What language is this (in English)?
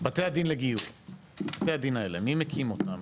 Hebrew